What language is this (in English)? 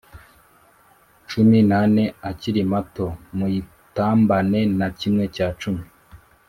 Kinyarwanda